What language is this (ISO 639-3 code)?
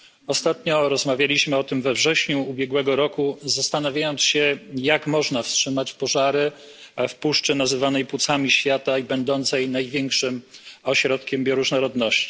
pol